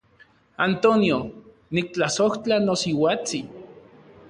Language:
Central Puebla Nahuatl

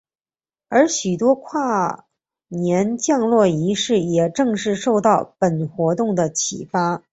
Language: Chinese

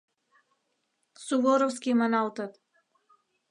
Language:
Mari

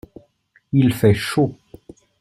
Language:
French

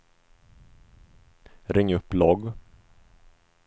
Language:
Swedish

